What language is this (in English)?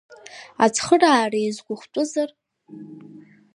Abkhazian